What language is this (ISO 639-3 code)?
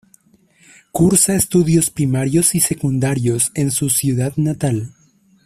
spa